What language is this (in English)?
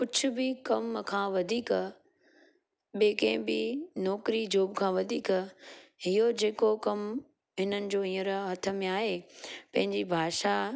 Sindhi